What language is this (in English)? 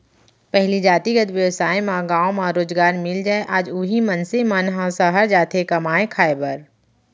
Chhattisgarhi